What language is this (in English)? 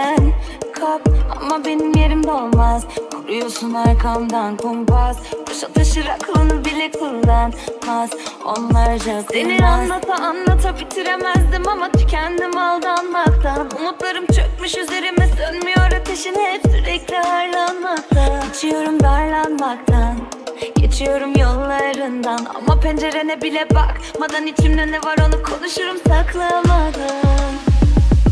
Turkish